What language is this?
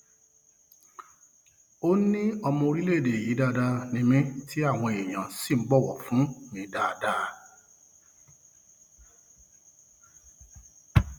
Yoruba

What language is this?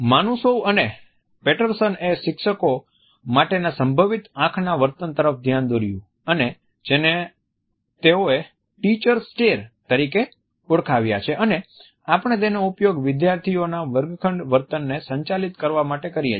Gujarati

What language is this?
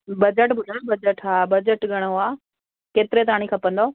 Sindhi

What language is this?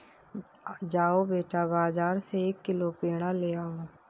Hindi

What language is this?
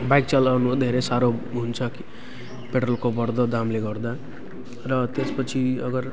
Nepali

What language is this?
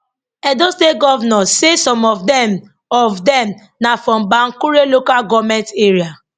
Nigerian Pidgin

